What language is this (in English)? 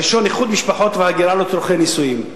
Hebrew